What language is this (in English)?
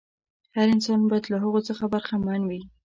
Pashto